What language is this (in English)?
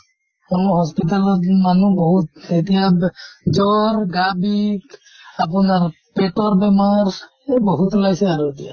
Assamese